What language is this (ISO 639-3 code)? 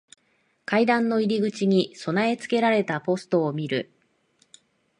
jpn